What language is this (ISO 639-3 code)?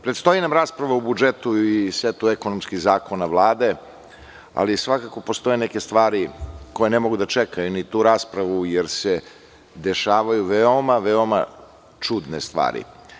srp